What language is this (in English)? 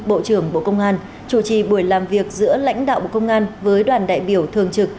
Vietnamese